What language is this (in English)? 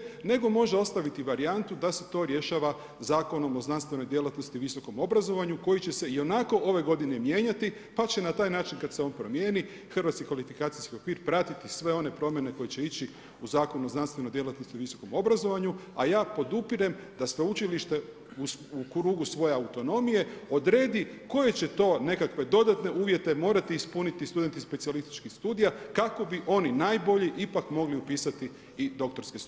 Croatian